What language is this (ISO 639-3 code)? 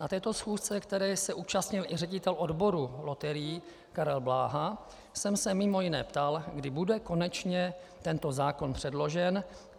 ces